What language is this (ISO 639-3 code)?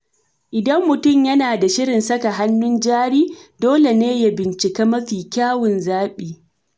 hau